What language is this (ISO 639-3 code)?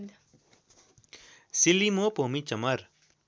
nep